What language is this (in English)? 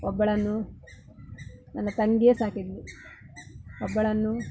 Kannada